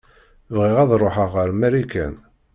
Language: Kabyle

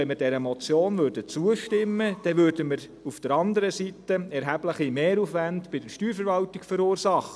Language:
Swiss German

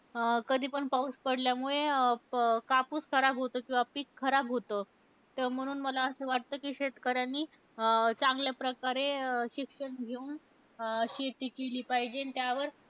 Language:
Marathi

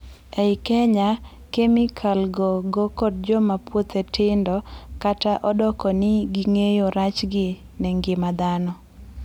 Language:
Luo (Kenya and Tanzania)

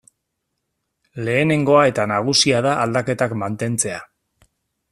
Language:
Basque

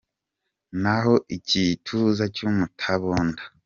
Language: Kinyarwanda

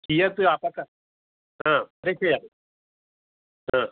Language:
Sanskrit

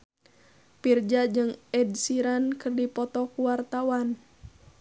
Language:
Sundanese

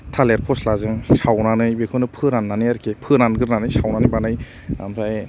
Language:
Bodo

